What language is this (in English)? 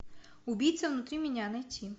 Russian